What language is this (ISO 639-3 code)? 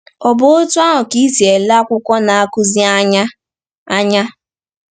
ibo